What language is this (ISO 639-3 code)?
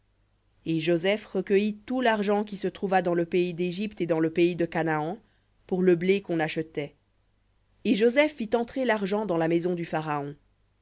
fra